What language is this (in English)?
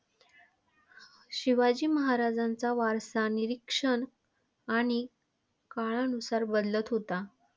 Marathi